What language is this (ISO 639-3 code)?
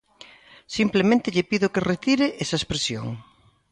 glg